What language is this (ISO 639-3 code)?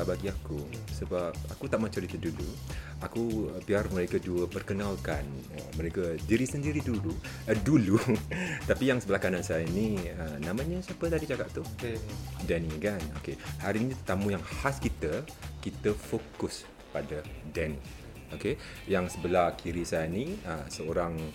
msa